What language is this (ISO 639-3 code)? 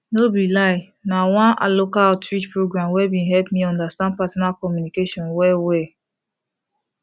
pcm